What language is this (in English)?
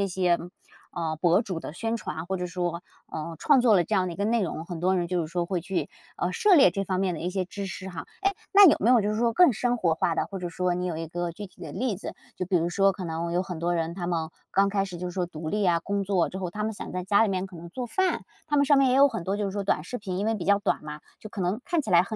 Chinese